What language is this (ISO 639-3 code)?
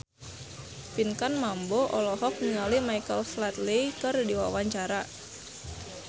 sun